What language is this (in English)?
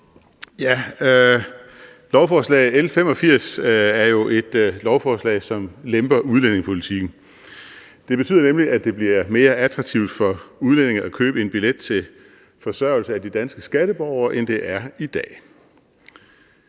Danish